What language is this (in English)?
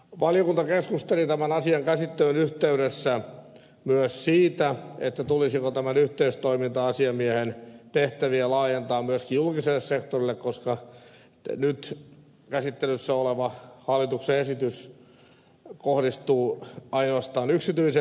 Finnish